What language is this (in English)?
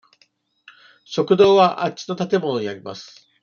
Japanese